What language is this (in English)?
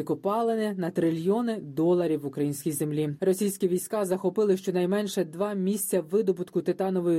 Ukrainian